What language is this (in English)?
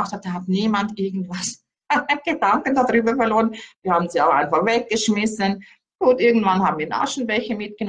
German